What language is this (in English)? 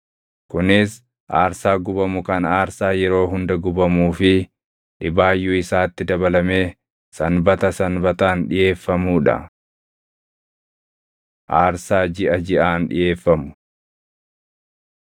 Oromo